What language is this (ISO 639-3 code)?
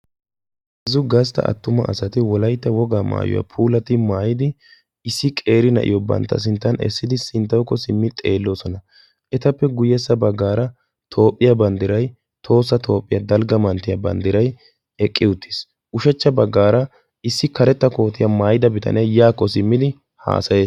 wal